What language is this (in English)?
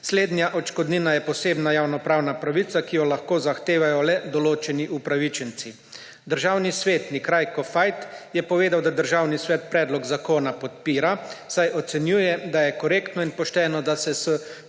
Slovenian